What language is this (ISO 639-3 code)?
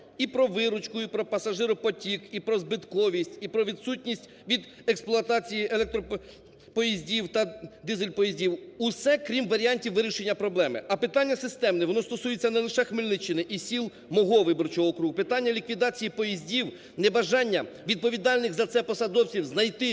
ukr